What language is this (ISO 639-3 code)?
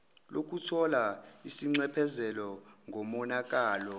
zul